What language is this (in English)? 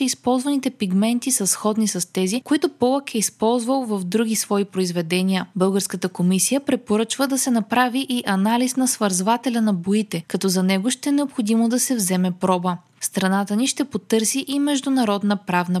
Bulgarian